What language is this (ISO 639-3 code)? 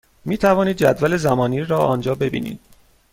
fas